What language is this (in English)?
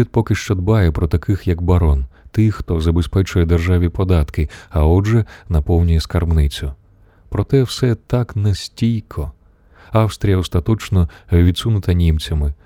Ukrainian